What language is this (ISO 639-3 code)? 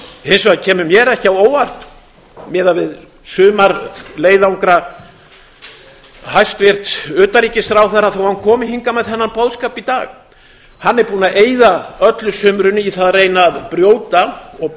isl